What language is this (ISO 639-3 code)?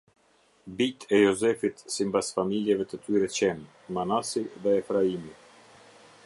sqi